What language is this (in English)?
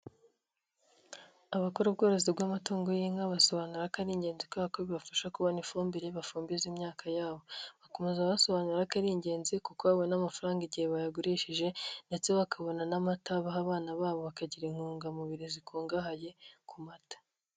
Kinyarwanda